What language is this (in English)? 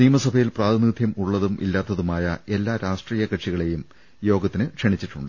Malayalam